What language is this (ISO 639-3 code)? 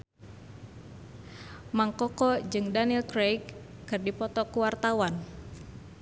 sun